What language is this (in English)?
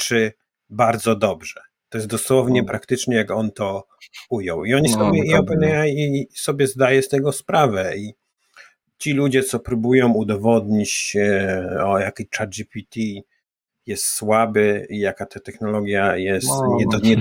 Polish